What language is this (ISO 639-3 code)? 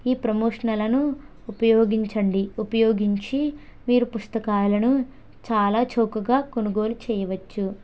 tel